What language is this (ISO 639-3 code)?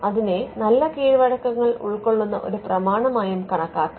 mal